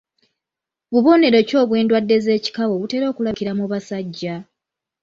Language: Ganda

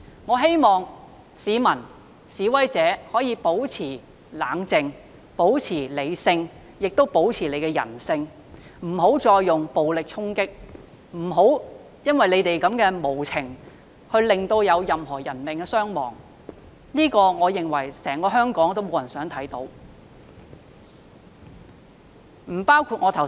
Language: Cantonese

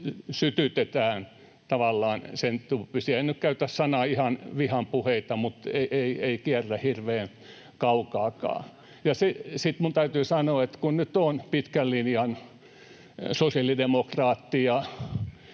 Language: Finnish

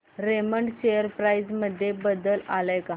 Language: Marathi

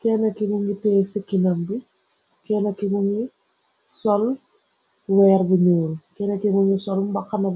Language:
Wolof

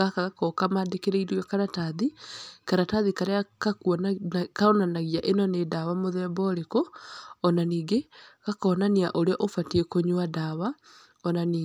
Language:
Kikuyu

